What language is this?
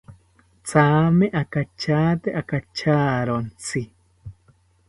South Ucayali Ashéninka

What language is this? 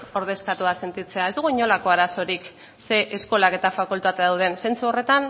Basque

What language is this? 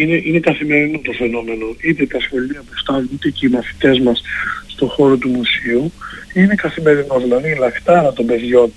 Greek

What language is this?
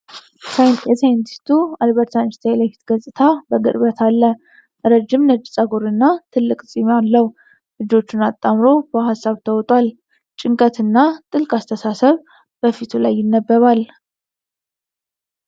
Amharic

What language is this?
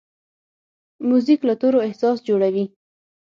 Pashto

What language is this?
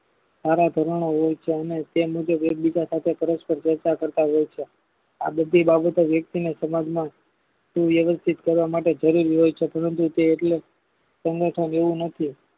Gujarati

